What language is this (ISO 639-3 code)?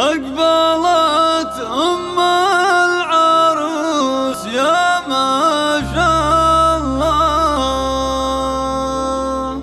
ara